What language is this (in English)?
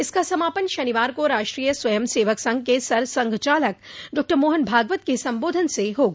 Hindi